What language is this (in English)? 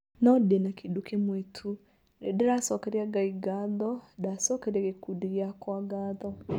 Kikuyu